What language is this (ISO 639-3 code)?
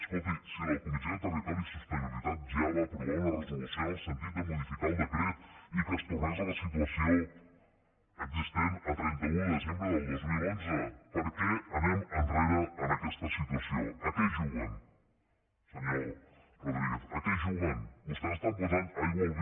cat